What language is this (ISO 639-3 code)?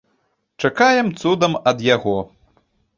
bel